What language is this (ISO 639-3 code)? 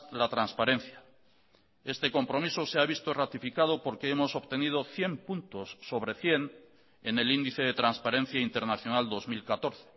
spa